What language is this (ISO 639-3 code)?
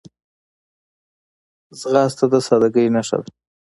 pus